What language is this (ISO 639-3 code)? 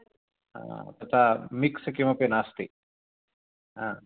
san